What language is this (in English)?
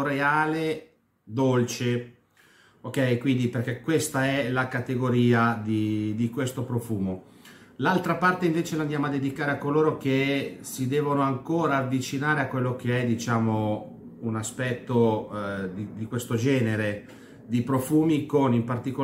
Italian